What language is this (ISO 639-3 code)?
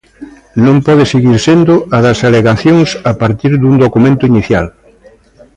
glg